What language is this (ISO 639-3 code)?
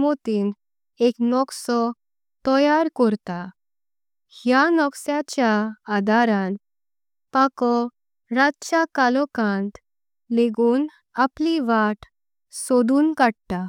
kok